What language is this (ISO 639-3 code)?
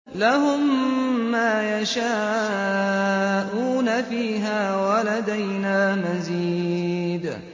ara